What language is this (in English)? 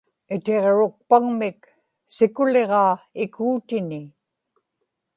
Inupiaq